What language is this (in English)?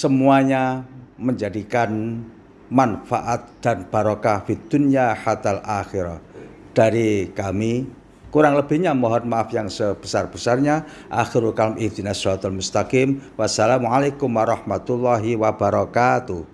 Indonesian